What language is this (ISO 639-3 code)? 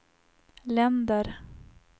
swe